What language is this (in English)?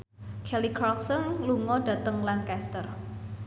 Javanese